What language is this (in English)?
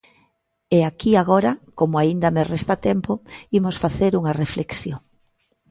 Galician